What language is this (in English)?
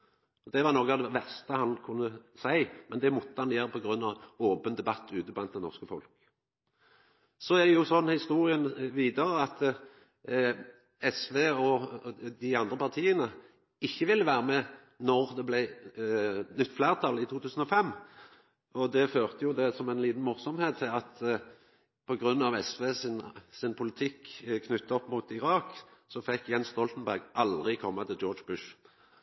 Norwegian Nynorsk